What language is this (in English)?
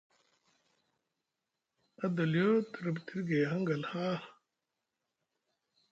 Musgu